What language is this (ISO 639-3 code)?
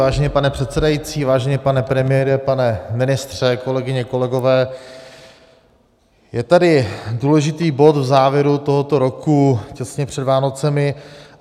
ces